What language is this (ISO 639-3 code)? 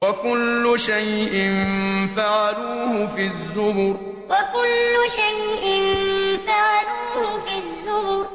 ara